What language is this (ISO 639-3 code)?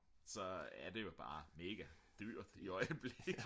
dan